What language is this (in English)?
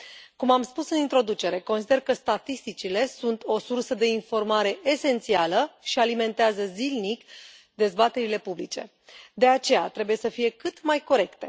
Romanian